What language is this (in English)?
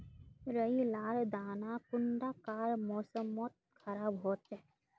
Magahi